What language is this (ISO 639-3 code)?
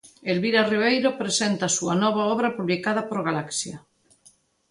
glg